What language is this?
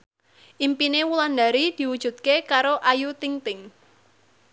Javanese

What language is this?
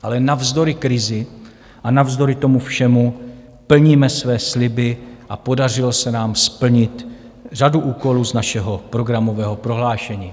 Czech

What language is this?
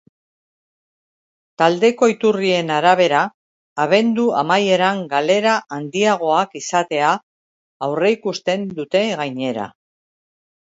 Basque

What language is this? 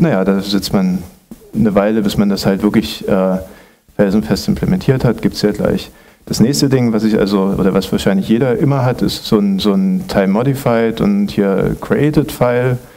German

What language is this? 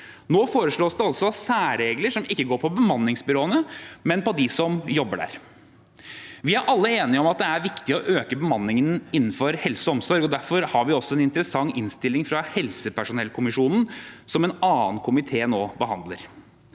Norwegian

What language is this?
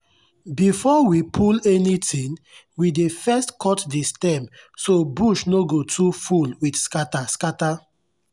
Nigerian Pidgin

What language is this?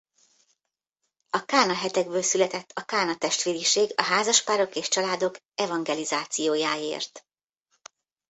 Hungarian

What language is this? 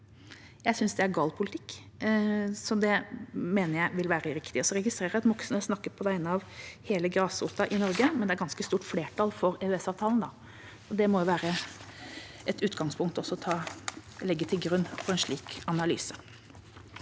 Norwegian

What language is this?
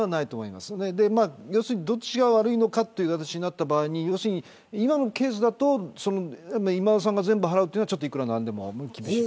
Japanese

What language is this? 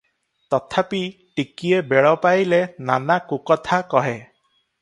Odia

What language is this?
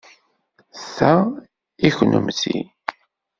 Kabyle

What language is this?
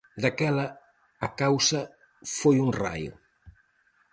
Galician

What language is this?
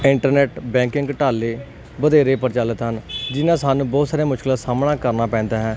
Punjabi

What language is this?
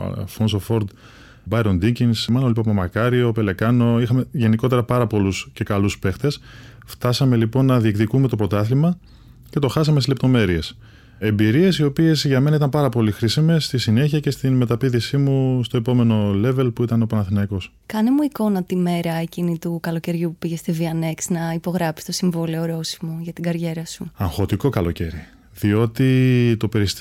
Greek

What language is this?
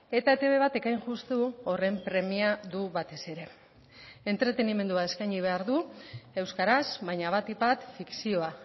Basque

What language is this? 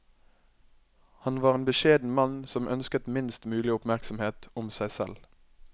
Norwegian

